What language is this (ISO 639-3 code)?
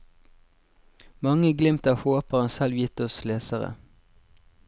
nor